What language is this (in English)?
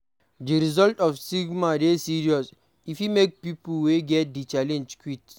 Nigerian Pidgin